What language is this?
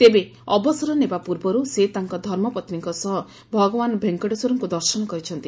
Odia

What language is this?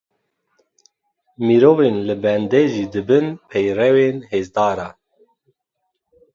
Kurdish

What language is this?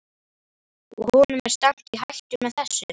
Icelandic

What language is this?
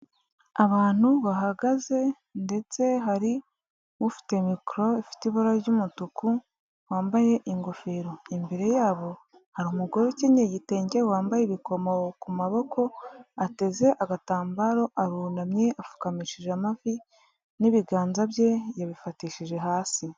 Kinyarwanda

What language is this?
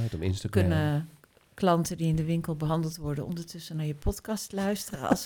Dutch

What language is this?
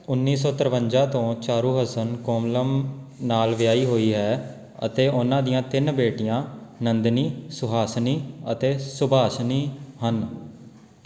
Punjabi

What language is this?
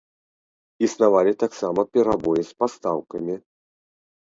Belarusian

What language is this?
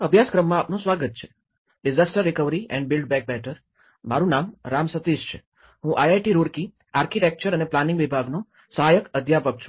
Gujarati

